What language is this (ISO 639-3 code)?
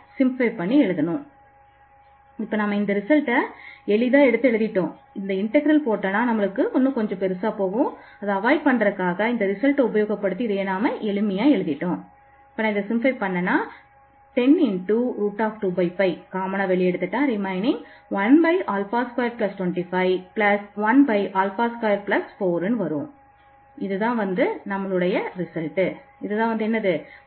tam